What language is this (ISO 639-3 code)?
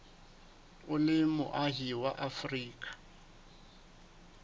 sot